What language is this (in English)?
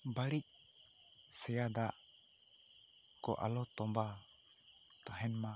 Santali